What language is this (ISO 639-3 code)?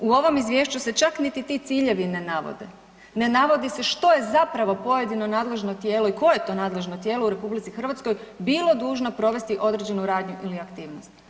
hrv